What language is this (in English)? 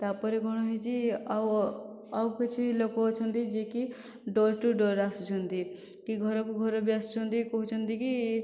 Odia